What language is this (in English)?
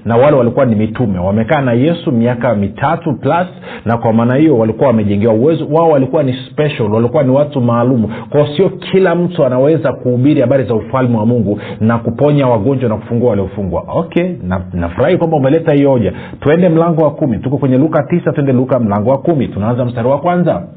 Swahili